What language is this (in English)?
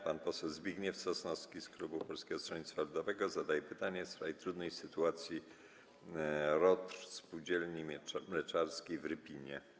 Polish